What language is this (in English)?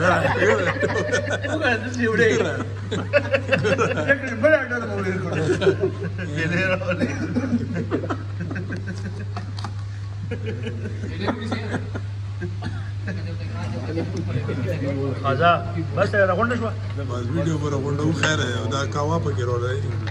Arabic